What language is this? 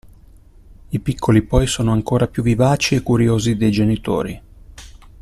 Italian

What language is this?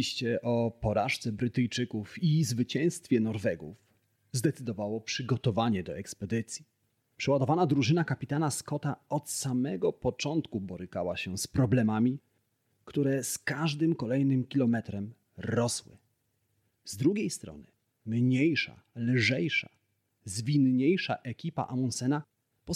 Polish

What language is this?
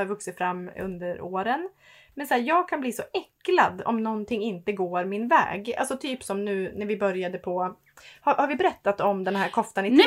Swedish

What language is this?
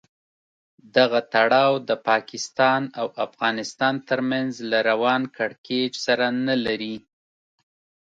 Pashto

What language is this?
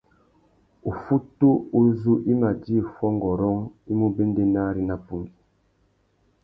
Tuki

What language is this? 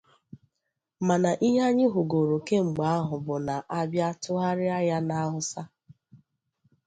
Igbo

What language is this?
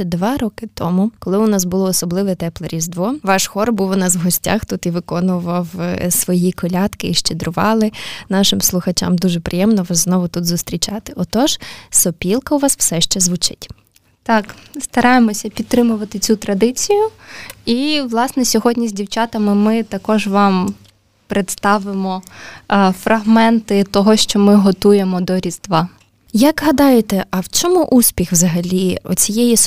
Ukrainian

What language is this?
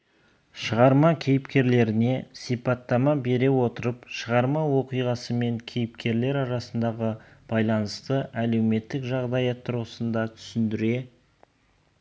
Kazakh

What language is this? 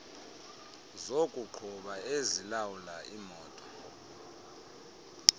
Xhosa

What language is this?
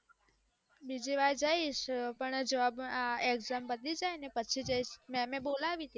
Gujarati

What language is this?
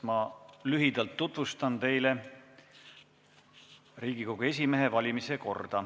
Estonian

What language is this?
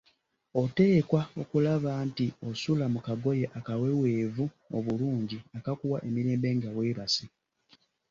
Ganda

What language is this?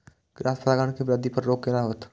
Maithili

